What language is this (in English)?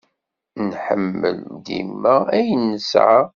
Kabyle